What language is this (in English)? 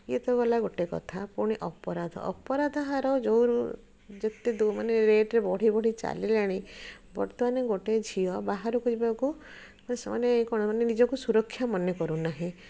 Odia